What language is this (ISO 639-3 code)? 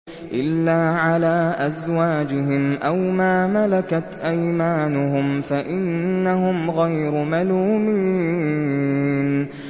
ara